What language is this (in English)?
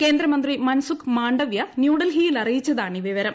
Malayalam